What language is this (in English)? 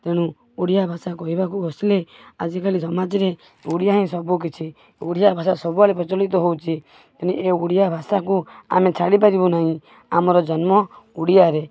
Odia